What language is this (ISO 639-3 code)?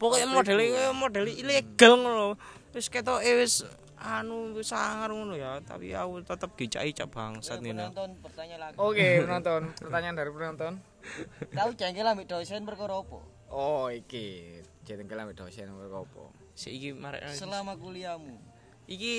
ind